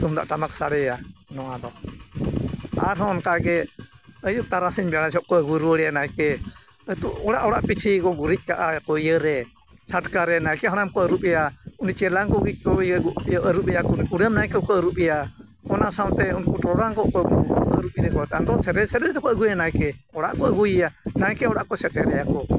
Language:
Santali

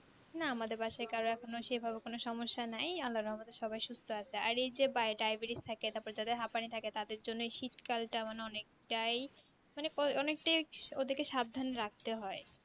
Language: Bangla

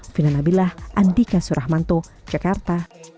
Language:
Indonesian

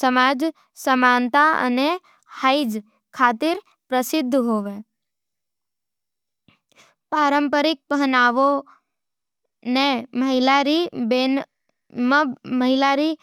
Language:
Nimadi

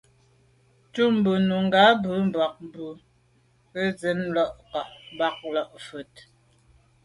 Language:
Medumba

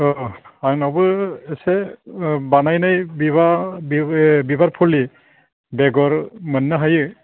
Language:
Bodo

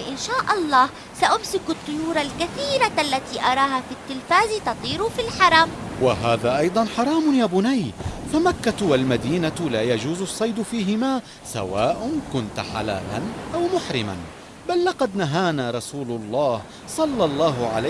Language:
Arabic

